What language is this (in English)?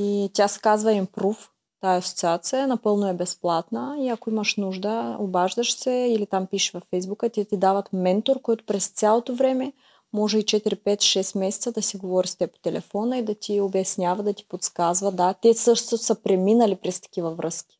Bulgarian